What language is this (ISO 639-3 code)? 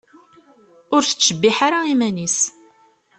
kab